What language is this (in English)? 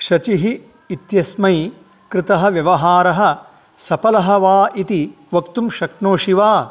Sanskrit